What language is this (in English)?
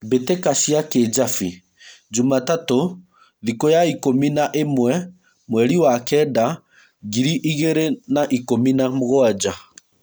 Kikuyu